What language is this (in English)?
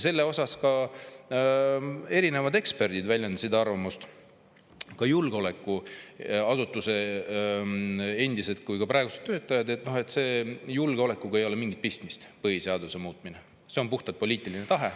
Estonian